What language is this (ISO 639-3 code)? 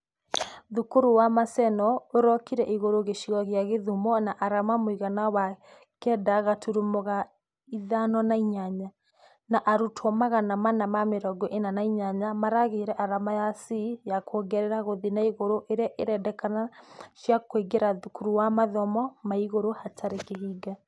kik